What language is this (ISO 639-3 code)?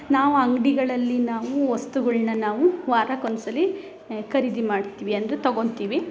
kan